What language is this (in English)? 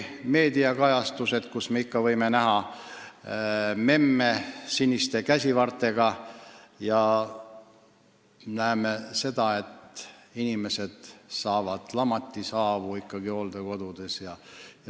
Estonian